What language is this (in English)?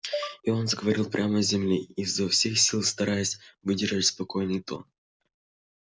Russian